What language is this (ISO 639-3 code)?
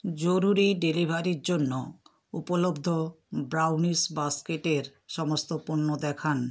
ben